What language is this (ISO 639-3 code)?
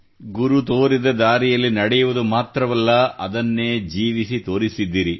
kan